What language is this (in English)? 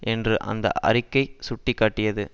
Tamil